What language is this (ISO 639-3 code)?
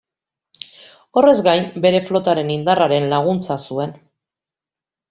eus